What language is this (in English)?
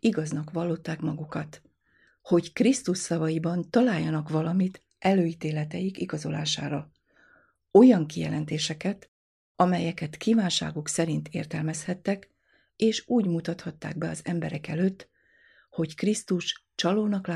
Hungarian